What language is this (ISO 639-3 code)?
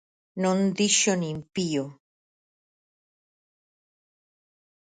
glg